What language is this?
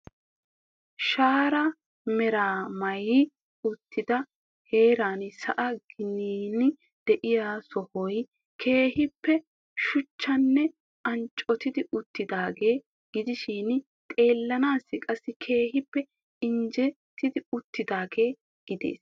Wolaytta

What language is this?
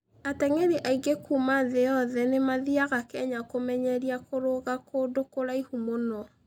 Kikuyu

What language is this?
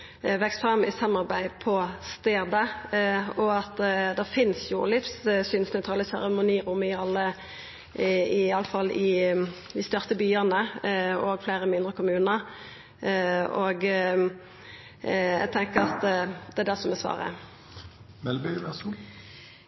Norwegian Nynorsk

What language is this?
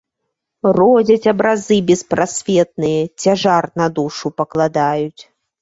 Belarusian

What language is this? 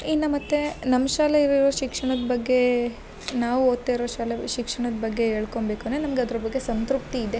Kannada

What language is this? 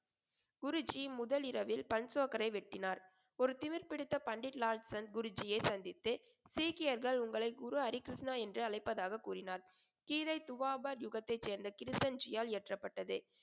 Tamil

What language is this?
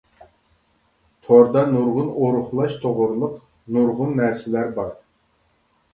Uyghur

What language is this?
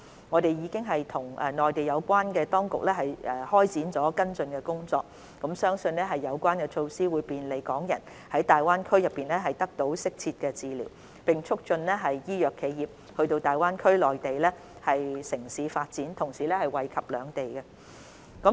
Cantonese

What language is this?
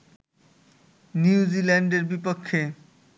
Bangla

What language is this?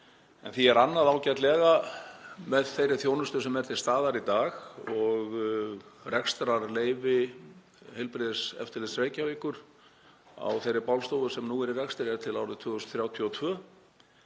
Icelandic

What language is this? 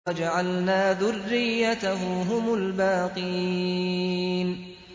Arabic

